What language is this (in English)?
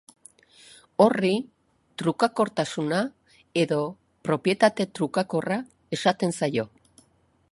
Basque